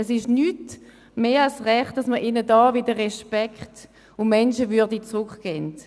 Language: Swiss German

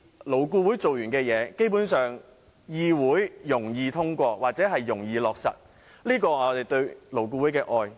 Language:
Cantonese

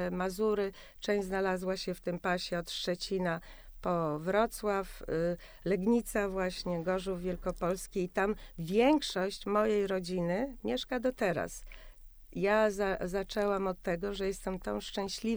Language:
Polish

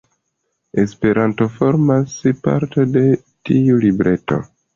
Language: Esperanto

